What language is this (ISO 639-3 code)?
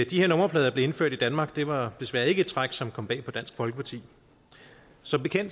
dan